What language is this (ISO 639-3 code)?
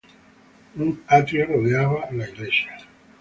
spa